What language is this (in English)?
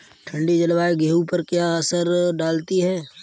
Hindi